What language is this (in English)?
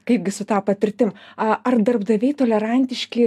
Lithuanian